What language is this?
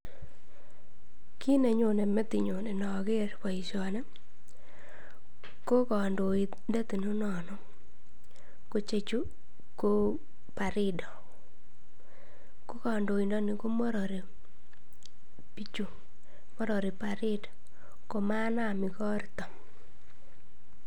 Kalenjin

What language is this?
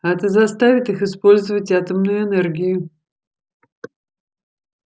Russian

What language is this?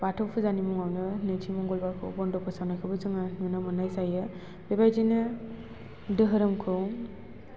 Bodo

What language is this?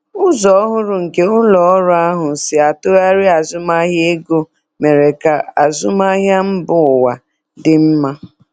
Igbo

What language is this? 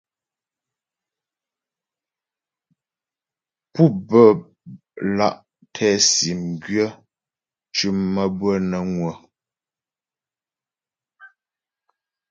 Ghomala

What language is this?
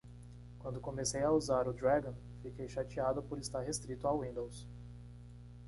Portuguese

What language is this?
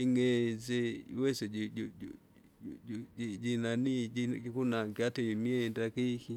Kinga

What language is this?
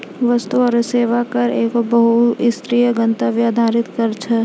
Maithili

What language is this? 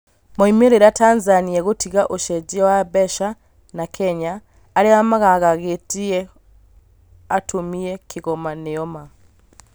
Kikuyu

